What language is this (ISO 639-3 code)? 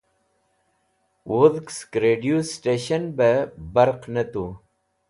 wbl